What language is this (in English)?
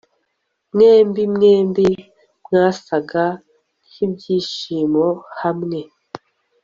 Kinyarwanda